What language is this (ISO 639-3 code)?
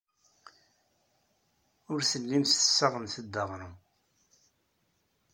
kab